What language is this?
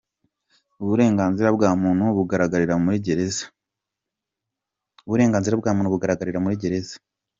Kinyarwanda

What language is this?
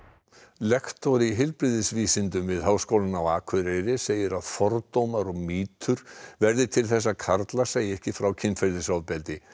Icelandic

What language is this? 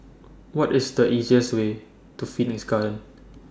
English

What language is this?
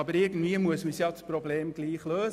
Swiss German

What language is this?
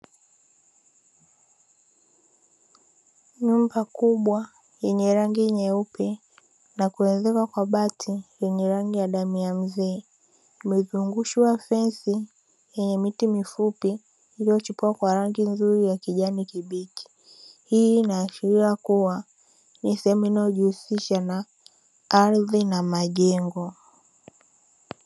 Swahili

